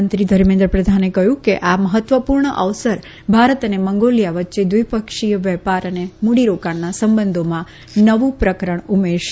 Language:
Gujarati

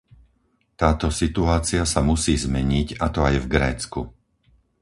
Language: Slovak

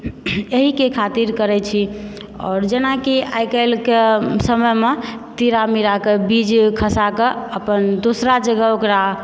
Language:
Maithili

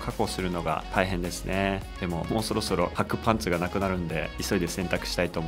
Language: Japanese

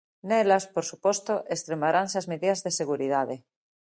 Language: Galician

